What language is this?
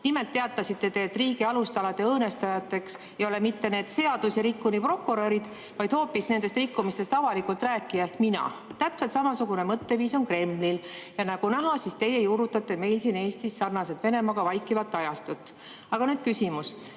Estonian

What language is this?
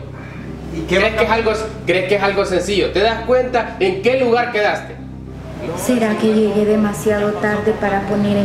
Spanish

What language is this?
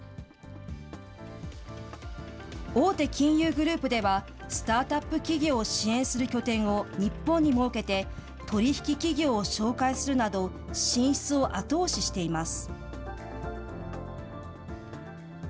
Japanese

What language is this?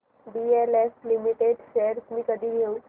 Marathi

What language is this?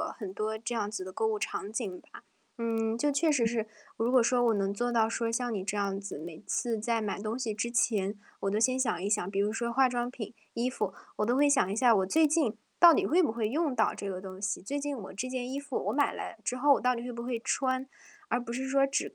Chinese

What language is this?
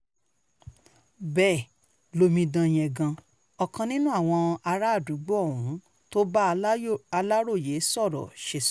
Yoruba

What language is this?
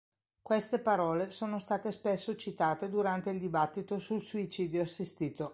Italian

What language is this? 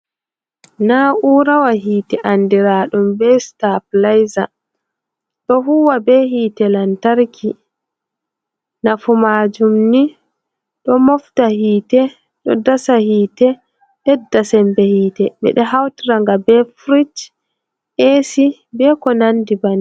Fula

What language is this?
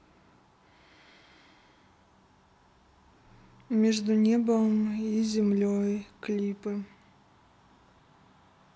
Russian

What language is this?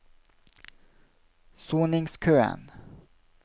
Norwegian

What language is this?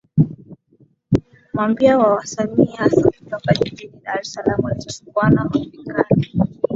Swahili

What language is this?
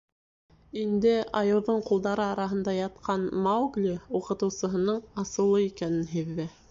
Bashkir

